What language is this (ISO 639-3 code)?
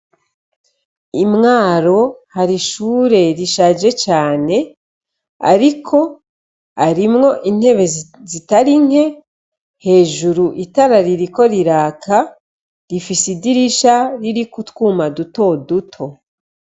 run